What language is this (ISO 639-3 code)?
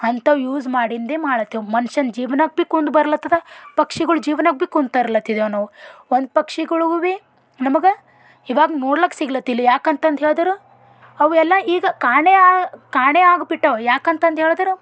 kan